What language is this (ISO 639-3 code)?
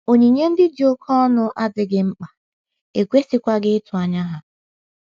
ibo